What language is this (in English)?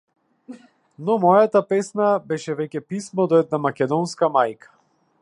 Macedonian